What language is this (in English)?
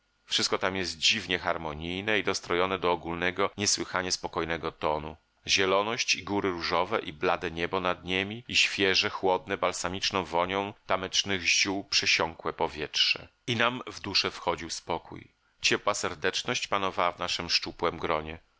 Polish